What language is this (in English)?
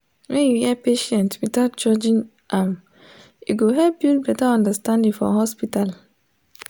Nigerian Pidgin